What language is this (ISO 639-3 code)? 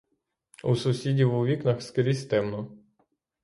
ukr